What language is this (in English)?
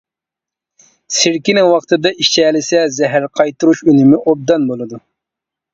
Uyghur